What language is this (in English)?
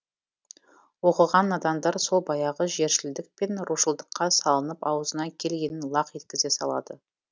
Kazakh